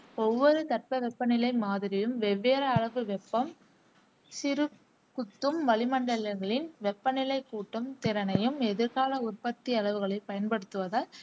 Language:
Tamil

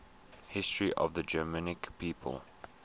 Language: English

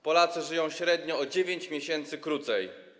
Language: Polish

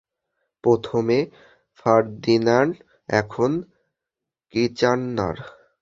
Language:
Bangla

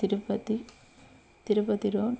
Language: Telugu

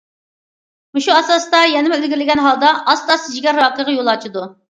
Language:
Uyghur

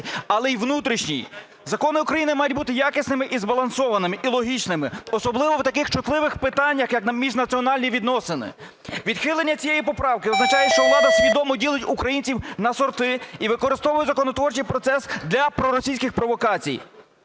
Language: Ukrainian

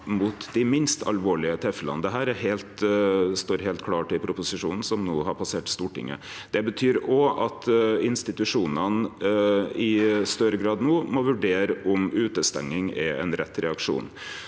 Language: Norwegian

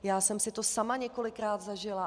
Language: Czech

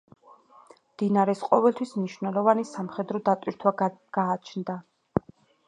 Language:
Georgian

